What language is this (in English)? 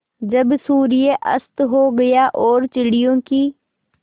Hindi